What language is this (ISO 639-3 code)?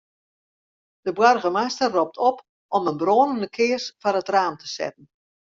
fry